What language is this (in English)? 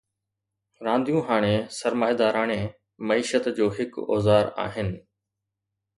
Sindhi